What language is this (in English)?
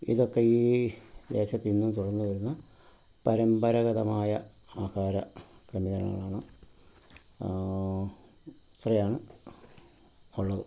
Malayalam